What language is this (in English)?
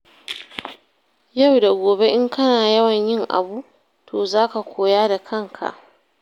Hausa